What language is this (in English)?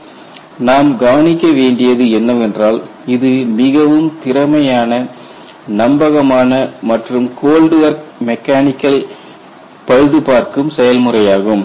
Tamil